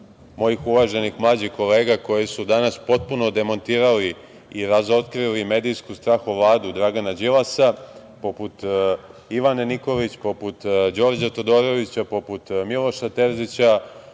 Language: Serbian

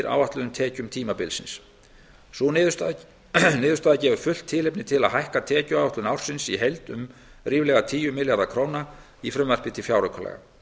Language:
Icelandic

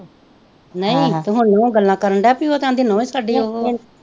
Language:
Punjabi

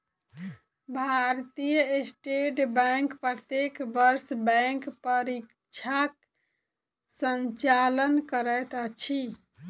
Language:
Maithili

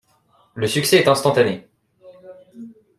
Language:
French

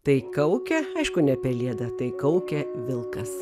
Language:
Lithuanian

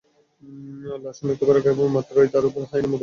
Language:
Bangla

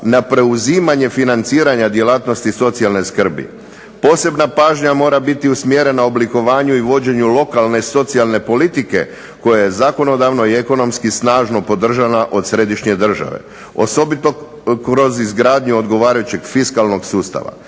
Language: Croatian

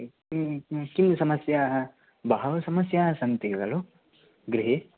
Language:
Sanskrit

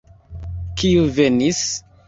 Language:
Esperanto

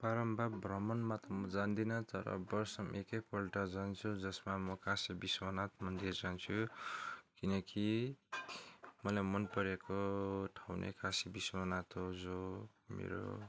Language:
Nepali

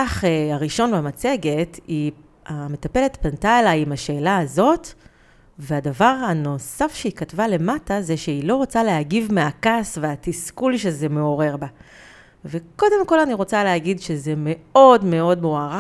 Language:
Hebrew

